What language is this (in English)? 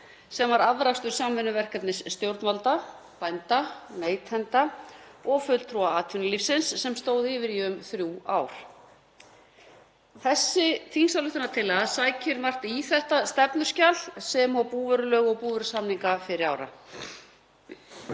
Icelandic